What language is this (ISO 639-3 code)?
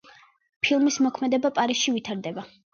kat